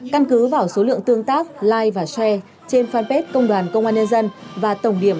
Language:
Vietnamese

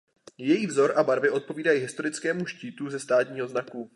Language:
Czech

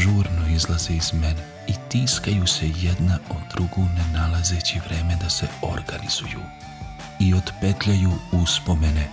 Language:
Croatian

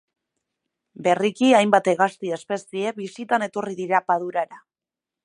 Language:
Basque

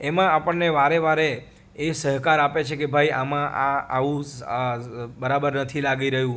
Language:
Gujarati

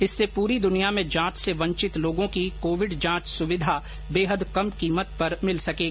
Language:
Hindi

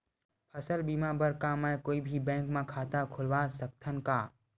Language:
Chhattisgarhi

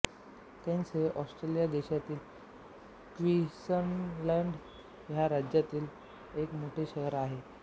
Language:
Marathi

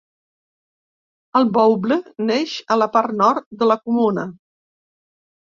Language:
Catalan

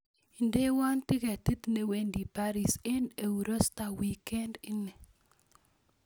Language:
Kalenjin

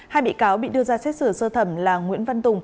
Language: Vietnamese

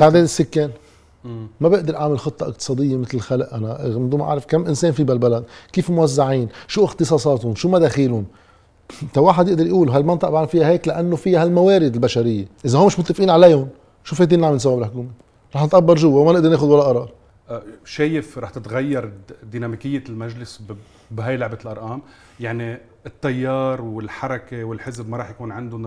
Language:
Arabic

